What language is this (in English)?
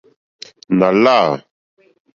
Mokpwe